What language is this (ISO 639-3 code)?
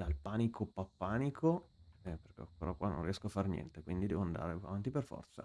ita